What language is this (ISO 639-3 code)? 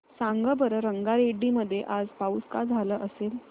mar